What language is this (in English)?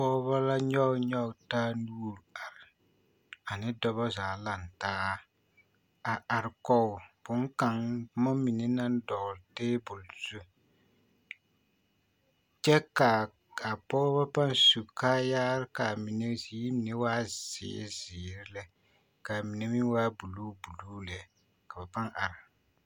Southern Dagaare